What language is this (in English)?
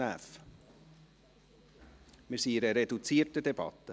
Swiss German